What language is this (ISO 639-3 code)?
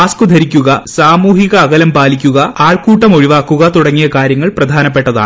mal